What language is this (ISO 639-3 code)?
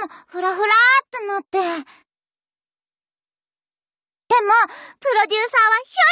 jpn